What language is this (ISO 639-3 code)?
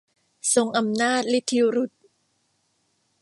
tha